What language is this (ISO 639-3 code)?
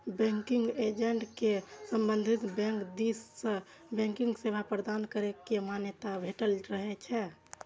mai